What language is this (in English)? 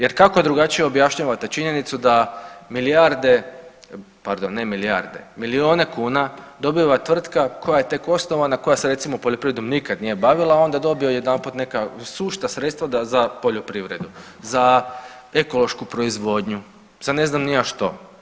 Croatian